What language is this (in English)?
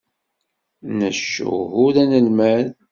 Kabyle